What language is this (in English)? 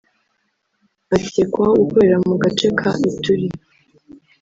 Kinyarwanda